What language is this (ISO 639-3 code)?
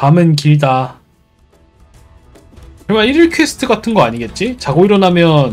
kor